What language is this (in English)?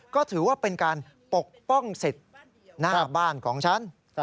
Thai